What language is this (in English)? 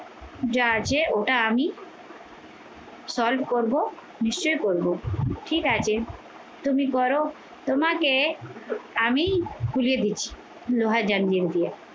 Bangla